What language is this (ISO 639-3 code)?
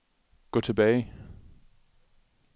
dan